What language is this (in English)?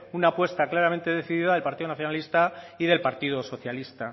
Spanish